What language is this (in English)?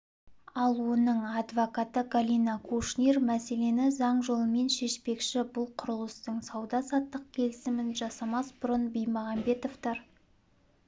Kazakh